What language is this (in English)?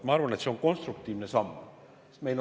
Estonian